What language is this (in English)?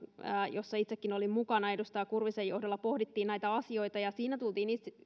Finnish